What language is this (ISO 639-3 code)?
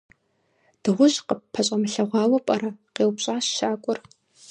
kbd